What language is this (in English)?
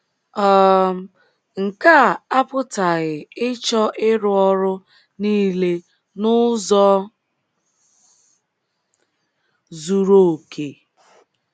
Igbo